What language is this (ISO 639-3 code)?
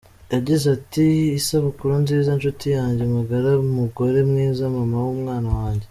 kin